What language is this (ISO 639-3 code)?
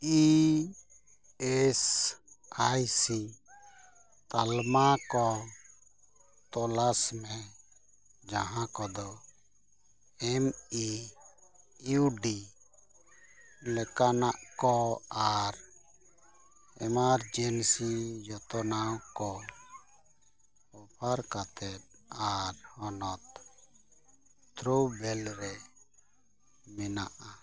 sat